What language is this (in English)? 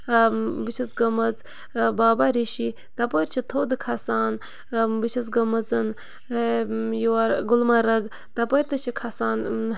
Kashmiri